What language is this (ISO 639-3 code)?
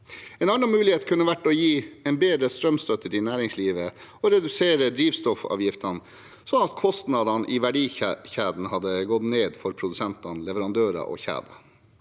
nor